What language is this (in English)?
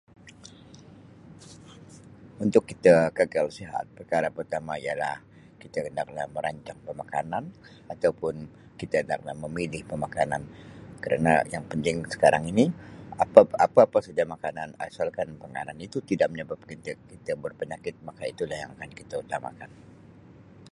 Sabah Malay